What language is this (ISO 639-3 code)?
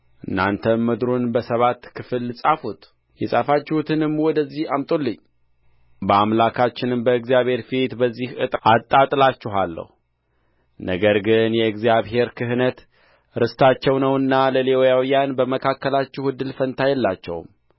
amh